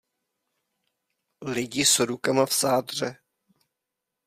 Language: Czech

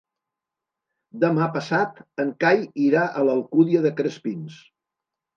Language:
Catalan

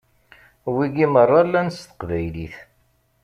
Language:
Kabyle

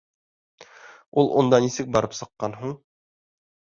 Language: Bashkir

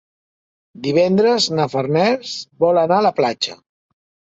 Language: Catalan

